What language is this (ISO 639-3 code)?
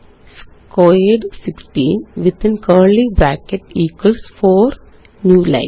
mal